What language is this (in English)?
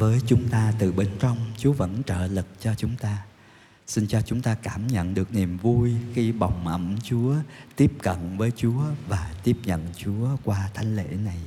Vietnamese